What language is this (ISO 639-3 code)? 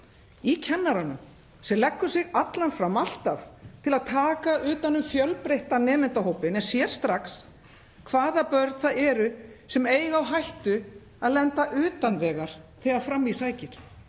isl